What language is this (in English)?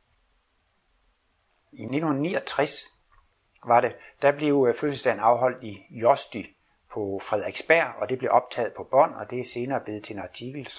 Danish